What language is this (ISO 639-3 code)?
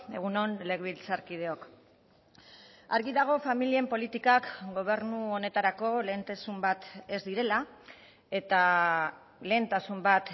eus